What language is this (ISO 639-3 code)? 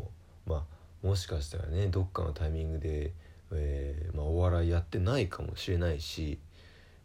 jpn